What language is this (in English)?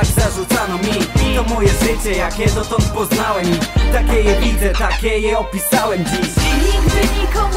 Polish